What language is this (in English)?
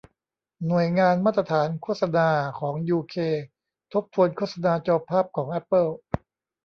Thai